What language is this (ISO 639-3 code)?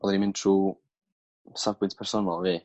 cym